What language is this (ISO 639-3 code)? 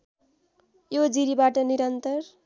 nep